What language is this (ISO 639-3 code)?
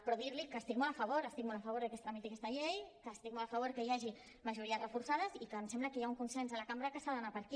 cat